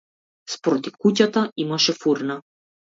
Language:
Macedonian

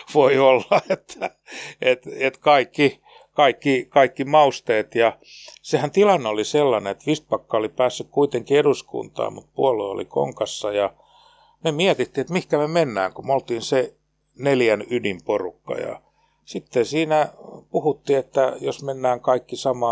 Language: Finnish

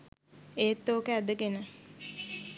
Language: Sinhala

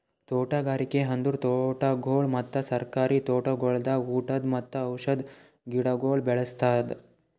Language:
Kannada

